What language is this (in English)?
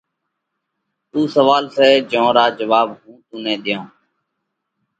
Parkari Koli